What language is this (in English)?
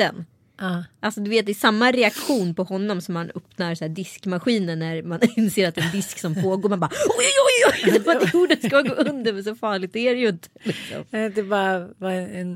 Swedish